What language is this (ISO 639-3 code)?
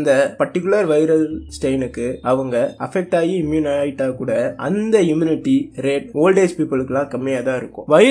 tam